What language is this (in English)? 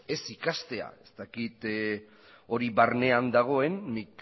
Basque